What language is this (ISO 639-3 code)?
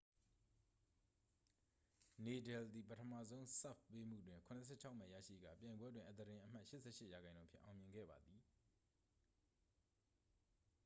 mya